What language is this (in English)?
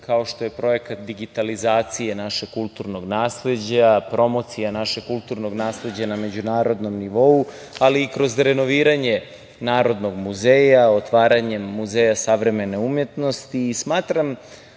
Serbian